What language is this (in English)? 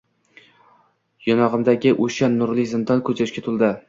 Uzbek